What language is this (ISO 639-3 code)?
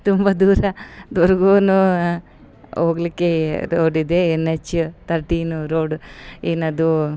kan